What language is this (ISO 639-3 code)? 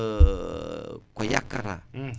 wol